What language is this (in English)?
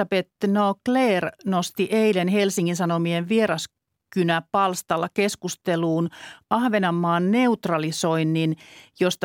Finnish